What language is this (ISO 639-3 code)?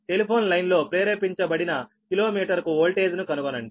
tel